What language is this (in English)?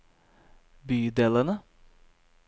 Norwegian